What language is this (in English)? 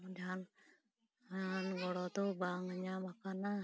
Santali